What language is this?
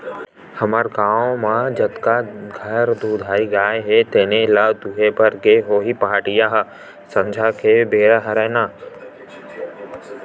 Chhattisgarhi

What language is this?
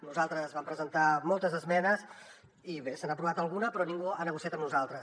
Catalan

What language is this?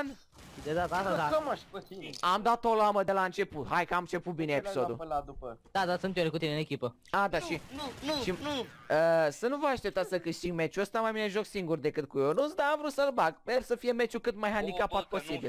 Romanian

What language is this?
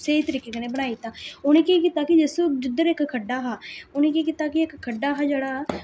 Dogri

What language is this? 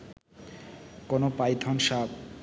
Bangla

